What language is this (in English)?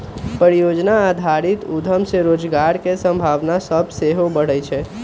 Magahi